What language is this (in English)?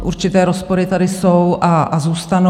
Czech